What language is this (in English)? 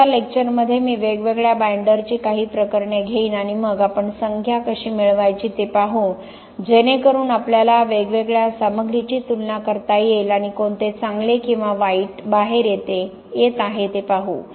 Marathi